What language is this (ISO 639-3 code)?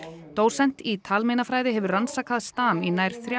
isl